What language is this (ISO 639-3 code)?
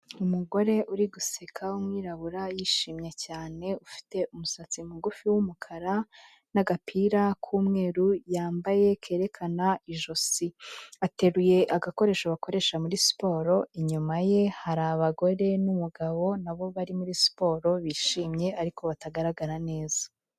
kin